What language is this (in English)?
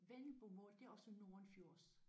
Danish